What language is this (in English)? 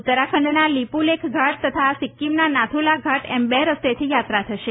Gujarati